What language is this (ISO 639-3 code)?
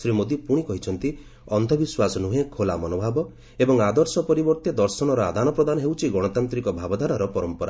ori